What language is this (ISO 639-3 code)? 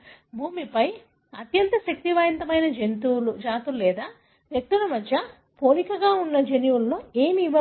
tel